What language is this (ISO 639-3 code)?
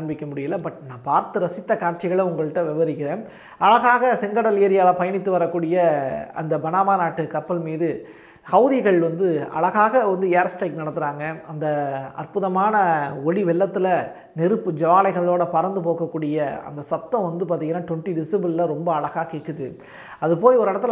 tam